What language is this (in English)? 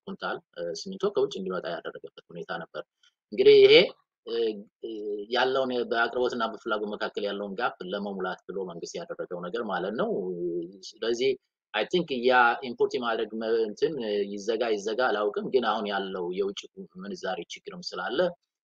Arabic